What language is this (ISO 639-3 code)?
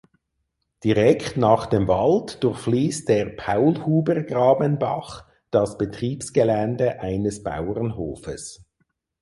deu